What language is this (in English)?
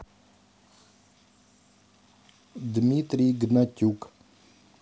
Russian